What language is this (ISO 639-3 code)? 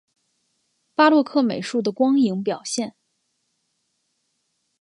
zho